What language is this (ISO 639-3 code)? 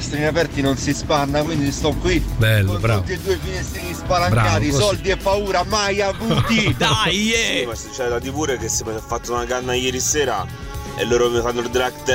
ita